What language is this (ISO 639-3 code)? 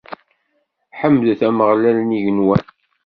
kab